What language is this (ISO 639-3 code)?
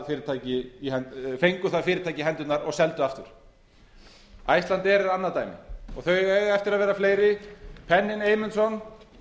isl